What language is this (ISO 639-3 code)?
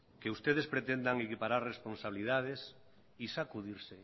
spa